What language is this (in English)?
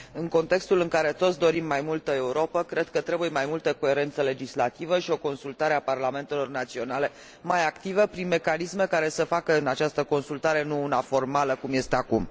Romanian